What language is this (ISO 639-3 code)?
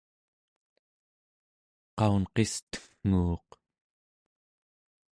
esu